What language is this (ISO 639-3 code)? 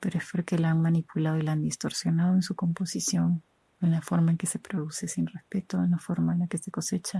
spa